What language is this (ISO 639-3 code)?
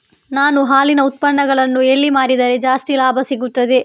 kan